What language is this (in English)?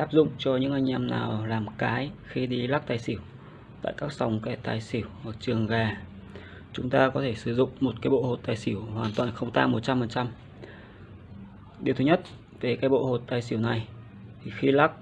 Vietnamese